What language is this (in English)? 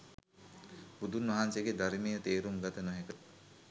Sinhala